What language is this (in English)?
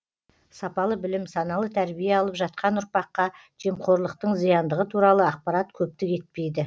Kazakh